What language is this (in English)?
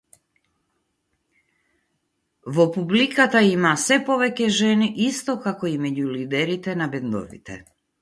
Macedonian